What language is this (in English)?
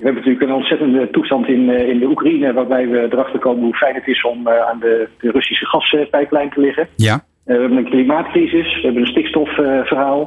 Dutch